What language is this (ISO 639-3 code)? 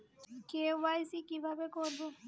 ben